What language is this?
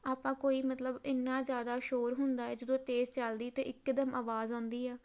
Punjabi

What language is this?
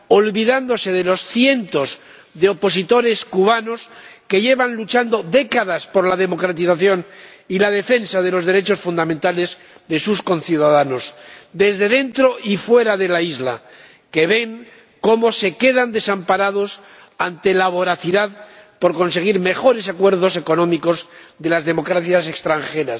Spanish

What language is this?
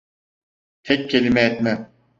Turkish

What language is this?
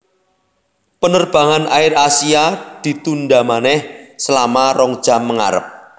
Javanese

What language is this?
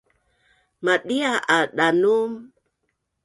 Bunun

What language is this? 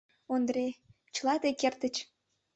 Mari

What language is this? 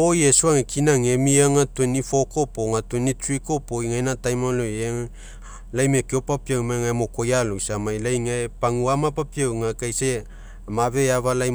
Mekeo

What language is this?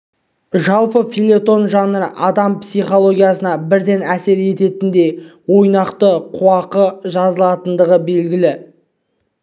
Kazakh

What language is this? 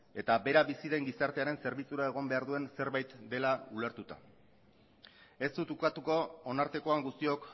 Basque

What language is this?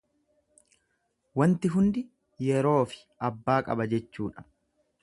Oromo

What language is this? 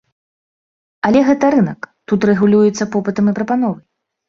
Belarusian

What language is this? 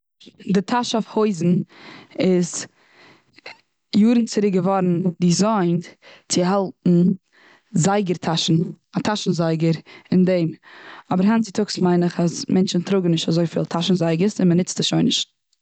Yiddish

